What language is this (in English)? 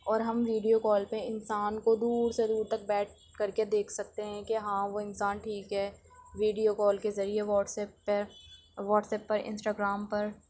Urdu